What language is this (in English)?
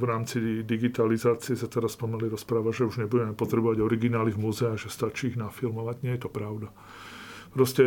Slovak